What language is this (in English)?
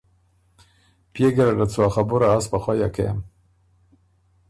Ormuri